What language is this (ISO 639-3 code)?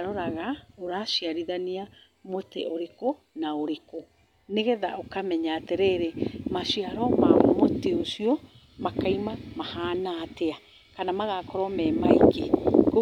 kik